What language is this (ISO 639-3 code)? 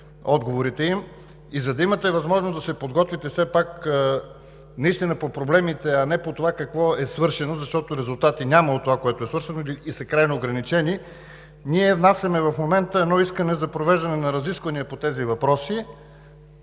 bul